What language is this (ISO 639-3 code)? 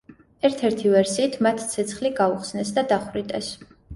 kat